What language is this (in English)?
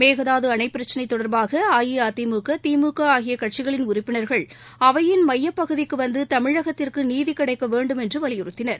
Tamil